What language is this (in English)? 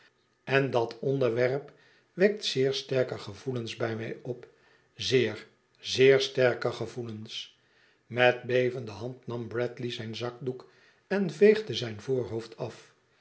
Dutch